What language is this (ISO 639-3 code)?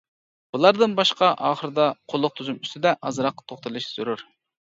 uig